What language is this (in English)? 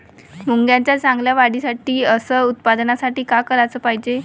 Marathi